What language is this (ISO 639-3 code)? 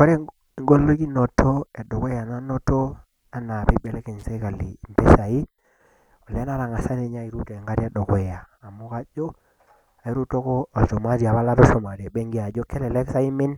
mas